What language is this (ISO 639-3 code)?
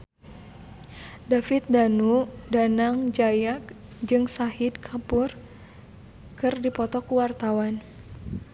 sun